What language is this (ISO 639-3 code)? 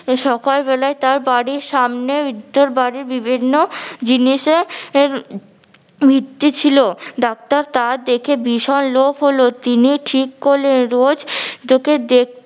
ben